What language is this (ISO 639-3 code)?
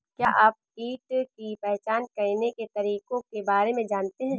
hin